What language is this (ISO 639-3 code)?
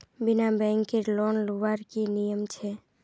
mag